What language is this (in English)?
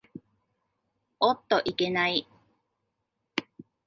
Japanese